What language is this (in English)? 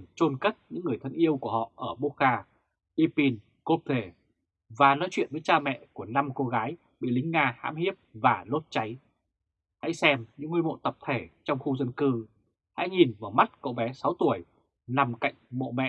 Vietnamese